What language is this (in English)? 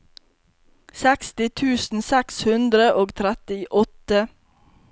Norwegian